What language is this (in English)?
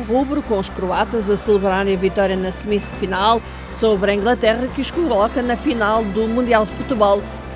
Portuguese